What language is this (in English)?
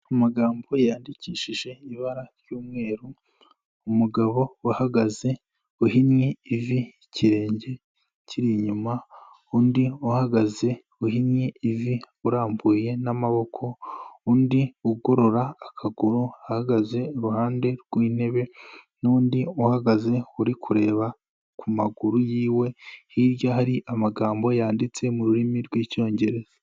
Kinyarwanda